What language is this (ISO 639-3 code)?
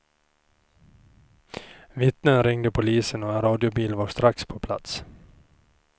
swe